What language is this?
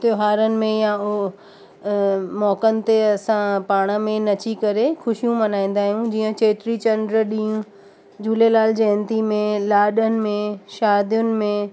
Sindhi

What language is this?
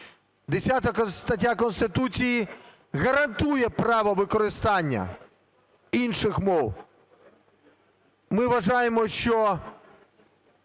Ukrainian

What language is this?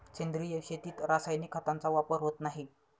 Marathi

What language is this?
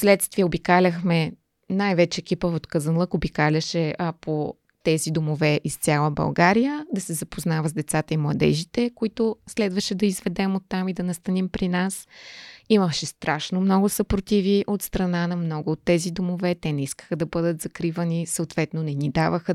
Bulgarian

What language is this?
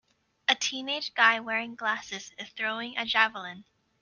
English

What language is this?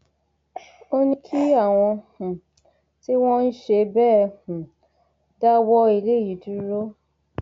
Yoruba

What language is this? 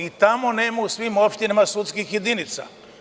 Serbian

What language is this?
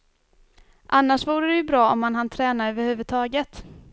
Swedish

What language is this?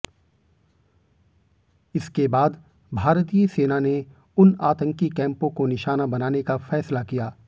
Hindi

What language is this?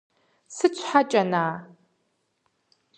Kabardian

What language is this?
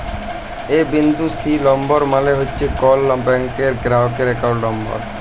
Bangla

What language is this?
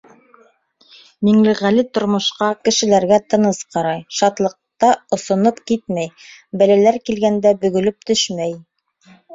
Bashkir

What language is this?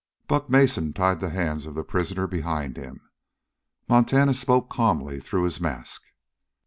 English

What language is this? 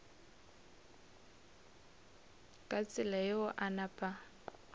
Northern Sotho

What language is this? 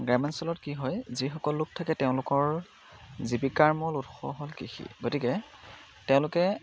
Assamese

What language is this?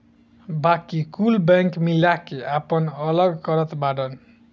Bhojpuri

